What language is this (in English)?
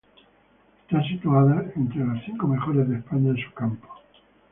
Spanish